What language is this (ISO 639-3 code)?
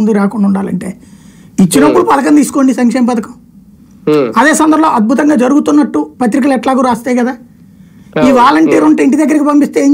tel